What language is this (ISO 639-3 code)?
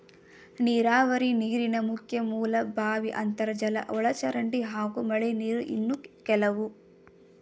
kan